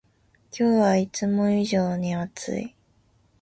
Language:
Japanese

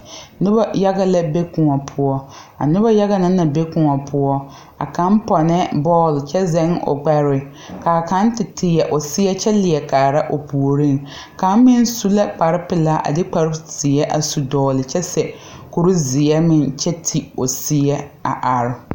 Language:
Southern Dagaare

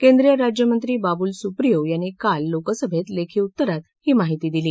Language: Marathi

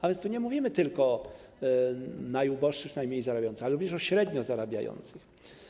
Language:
Polish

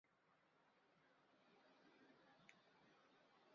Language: Chinese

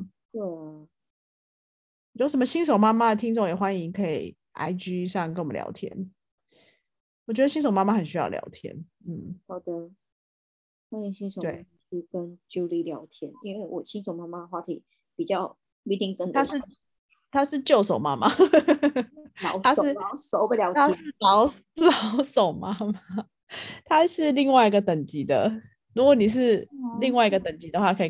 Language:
Chinese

